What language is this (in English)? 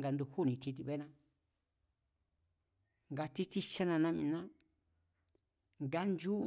Mazatlán Mazatec